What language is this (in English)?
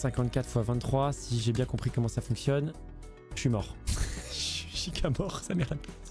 French